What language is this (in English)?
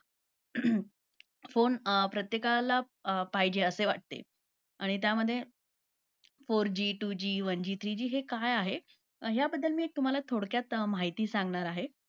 Marathi